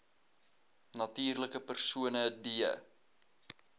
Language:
Afrikaans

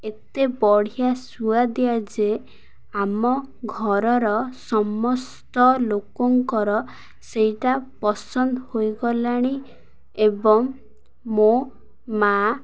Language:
Odia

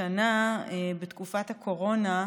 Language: Hebrew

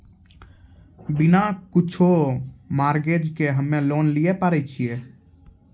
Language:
Maithili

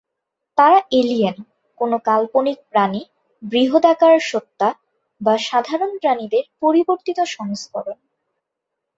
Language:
Bangla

